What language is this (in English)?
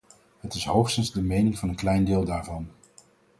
Dutch